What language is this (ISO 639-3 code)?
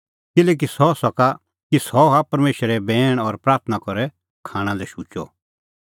kfx